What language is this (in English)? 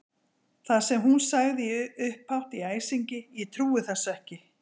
Icelandic